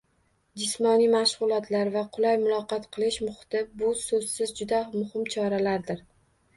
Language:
Uzbek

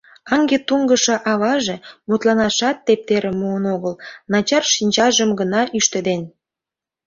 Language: Mari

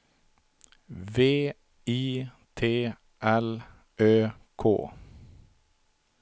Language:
Swedish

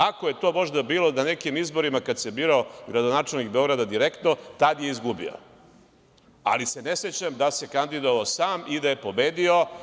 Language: Serbian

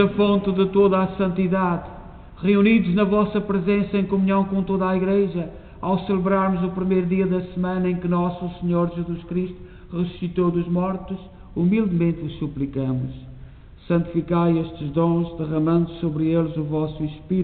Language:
Portuguese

